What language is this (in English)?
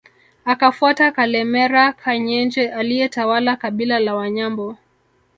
Swahili